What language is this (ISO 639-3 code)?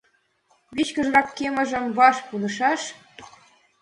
chm